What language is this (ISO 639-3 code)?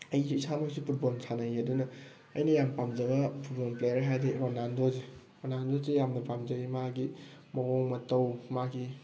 mni